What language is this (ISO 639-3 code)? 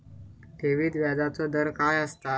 mar